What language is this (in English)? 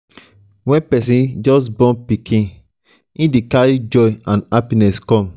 Nigerian Pidgin